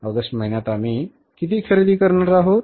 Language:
Marathi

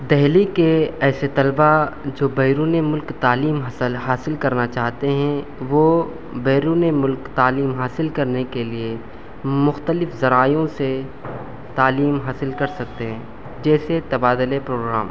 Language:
Urdu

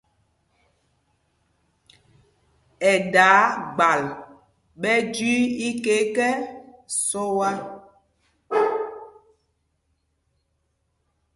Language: Mpumpong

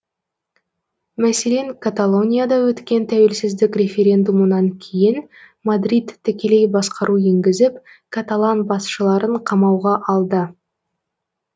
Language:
Kazakh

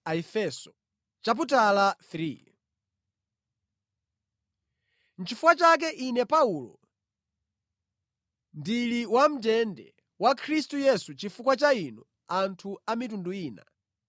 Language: Nyanja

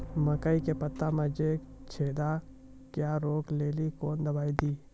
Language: Maithili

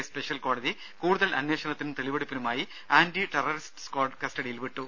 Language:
Malayalam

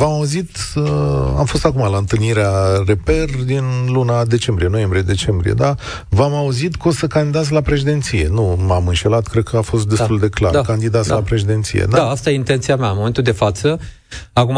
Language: Romanian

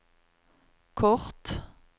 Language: Norwegian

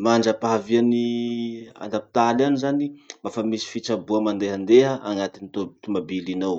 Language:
Masikoro Malagasy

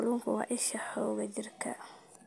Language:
Somali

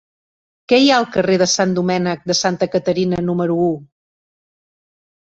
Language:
Catalan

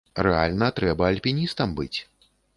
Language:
Belarusian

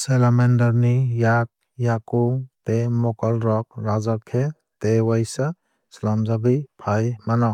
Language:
Kok Borok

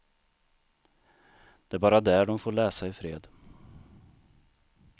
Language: Swedish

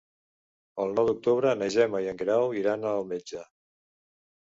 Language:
Catalan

